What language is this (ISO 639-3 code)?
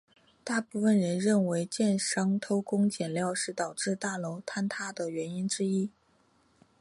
zho